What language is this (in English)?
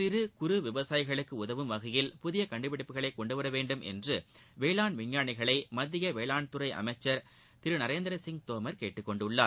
Tamil